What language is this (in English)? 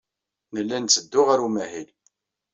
Kabyle